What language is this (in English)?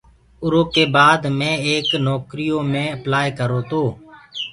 Gurgula